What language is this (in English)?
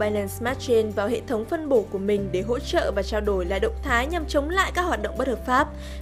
Vietnamese